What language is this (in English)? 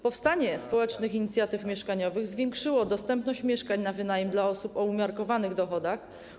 Polish